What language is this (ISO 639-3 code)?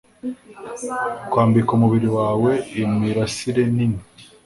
kin